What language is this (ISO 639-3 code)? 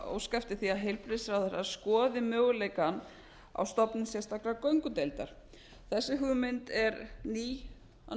isl